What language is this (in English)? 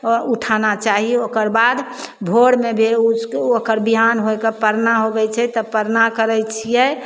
Maithili